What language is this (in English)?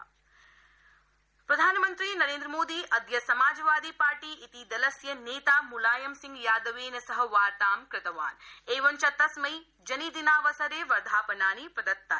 Sanskrit